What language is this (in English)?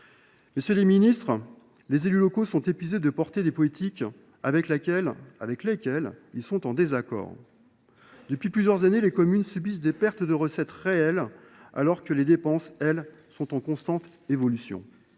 French